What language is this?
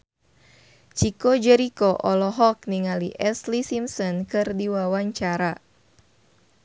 Sundanese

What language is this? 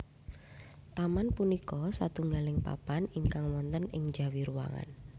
Javanese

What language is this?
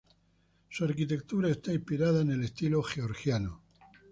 Spanish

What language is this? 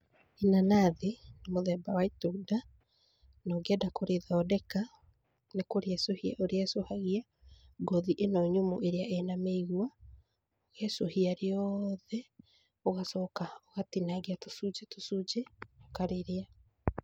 Kikuyu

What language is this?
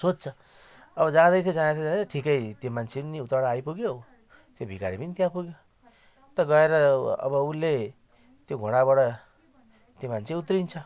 Nepali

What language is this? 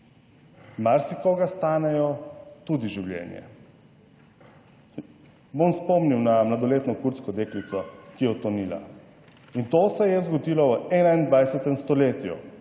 Slovenian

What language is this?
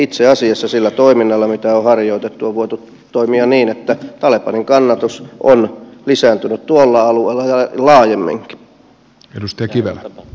Finnish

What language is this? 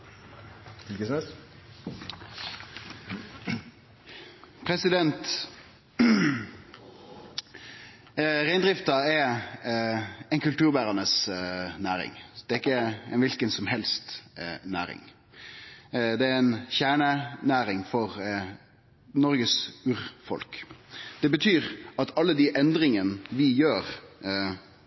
Norwegian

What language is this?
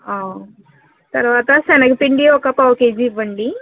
Telugu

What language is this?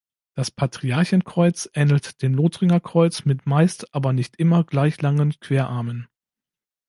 German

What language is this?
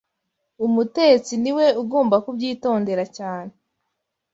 Kinyarwanda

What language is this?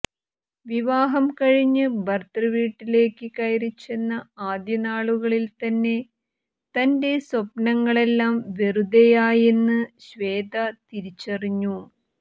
Malayalam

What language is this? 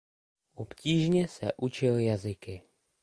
Czech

